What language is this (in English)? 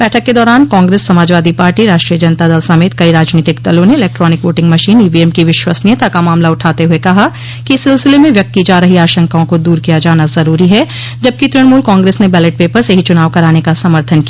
Hindi